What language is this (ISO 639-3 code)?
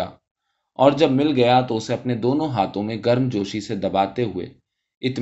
urd